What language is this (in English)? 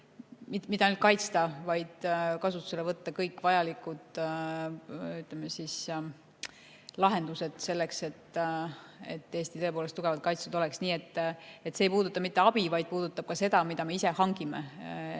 Estonian